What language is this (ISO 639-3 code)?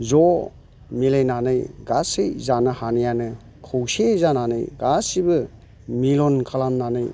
brx